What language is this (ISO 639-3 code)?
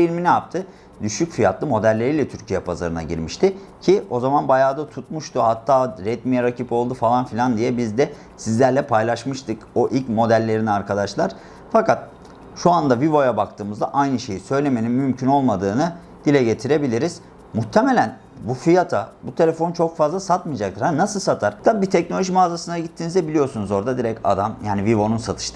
tur